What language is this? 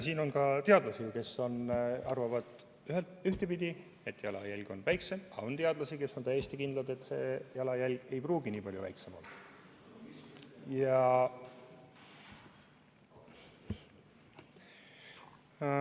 Estonian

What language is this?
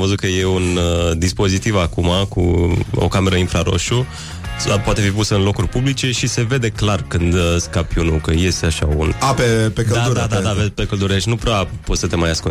Romanian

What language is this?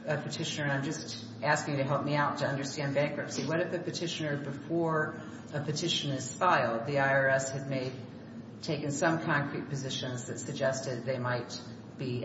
English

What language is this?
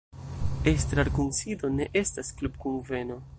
Esperanto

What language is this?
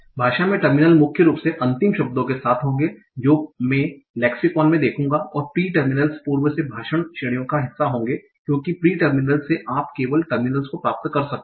Hindi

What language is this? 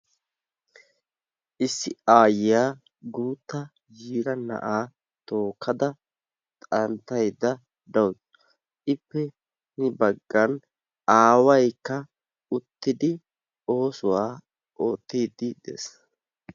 Wolaytta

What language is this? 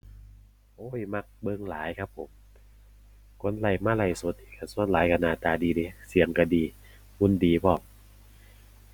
Thai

